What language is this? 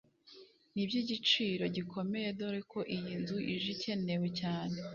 Kinyarwanda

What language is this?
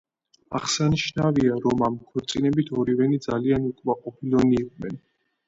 Georgian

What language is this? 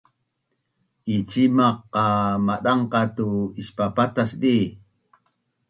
Bunun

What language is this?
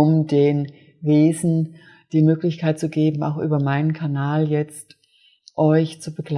German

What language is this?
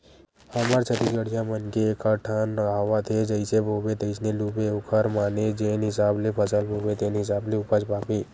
Chhattisgarhi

